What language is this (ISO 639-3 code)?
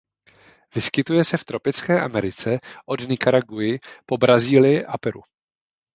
ces